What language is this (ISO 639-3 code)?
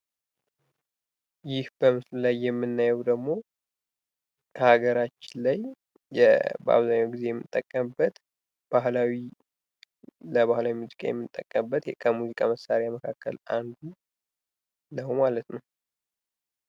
amh